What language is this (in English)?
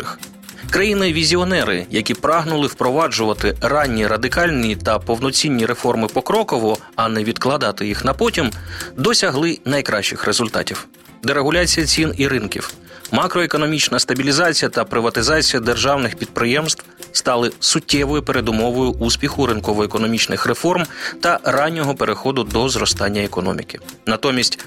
Ukrainian